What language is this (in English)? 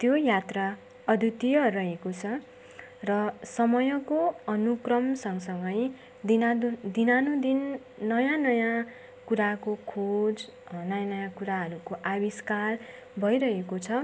Nepali